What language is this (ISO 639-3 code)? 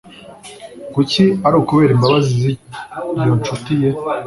kin